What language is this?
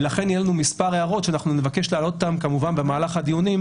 Hebrew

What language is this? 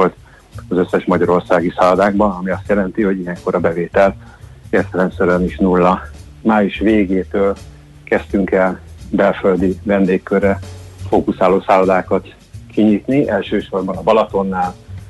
Hungarian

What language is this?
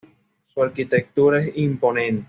Spanish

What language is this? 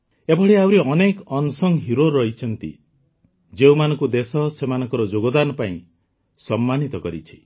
Odia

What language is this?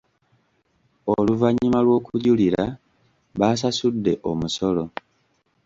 Ganda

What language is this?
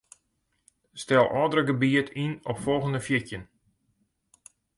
Western Frisian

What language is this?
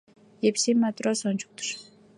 Mari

